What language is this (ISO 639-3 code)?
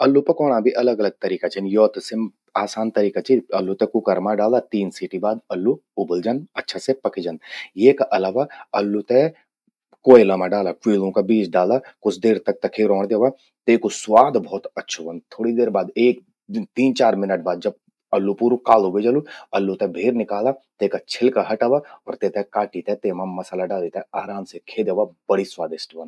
gbm